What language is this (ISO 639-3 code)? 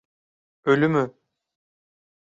tur